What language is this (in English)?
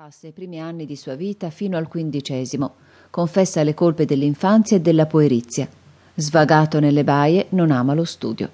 Italian